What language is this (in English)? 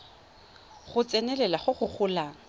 Tswana